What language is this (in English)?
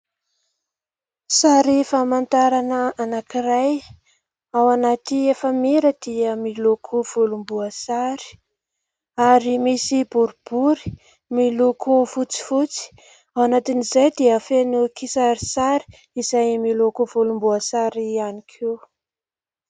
Malagasy